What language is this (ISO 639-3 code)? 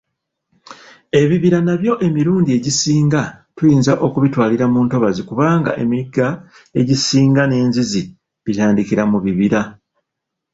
lug